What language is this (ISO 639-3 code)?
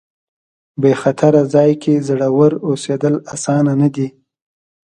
pus